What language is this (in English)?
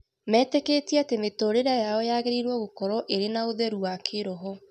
Kikuyu